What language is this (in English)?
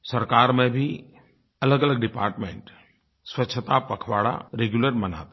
Hindi